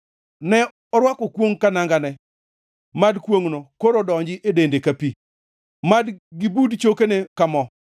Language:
Luo (Kenya and Tanzania)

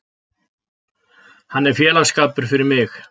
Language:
Icelandic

